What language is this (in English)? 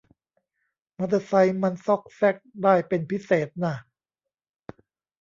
Thai